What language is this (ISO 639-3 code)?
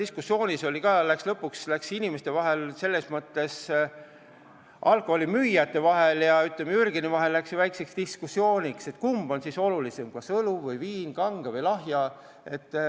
est